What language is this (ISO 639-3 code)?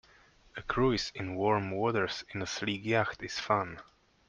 eng